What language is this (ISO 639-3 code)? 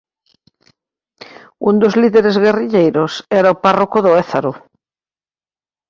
glg